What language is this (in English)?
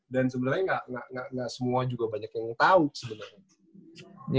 Indonesian